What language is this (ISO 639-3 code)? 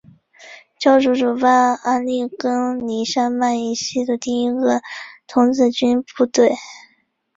zho